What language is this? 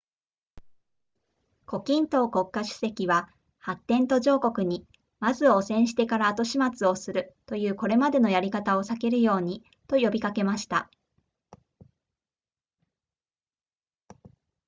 Japanese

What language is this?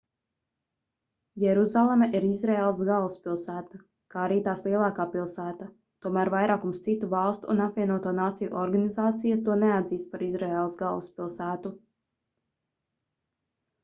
Latvian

